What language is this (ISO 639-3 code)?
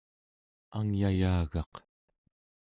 esu